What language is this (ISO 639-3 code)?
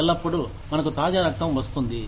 tel